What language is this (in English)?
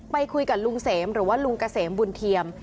Thai